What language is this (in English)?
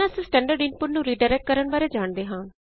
Punjabi